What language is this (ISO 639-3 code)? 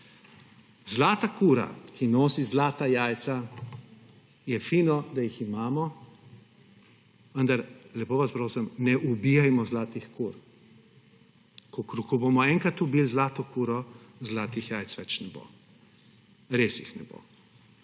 slv